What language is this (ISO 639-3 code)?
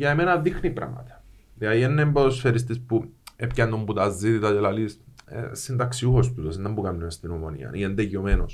ell